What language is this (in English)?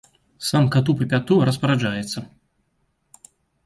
Belarusian